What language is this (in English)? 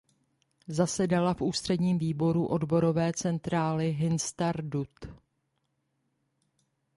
Czech